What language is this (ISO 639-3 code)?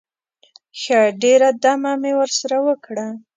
pus